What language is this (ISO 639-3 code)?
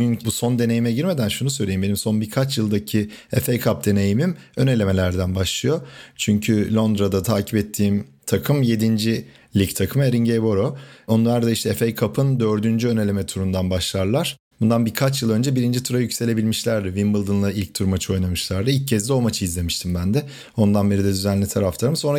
tur